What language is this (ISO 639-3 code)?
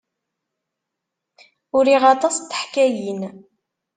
kab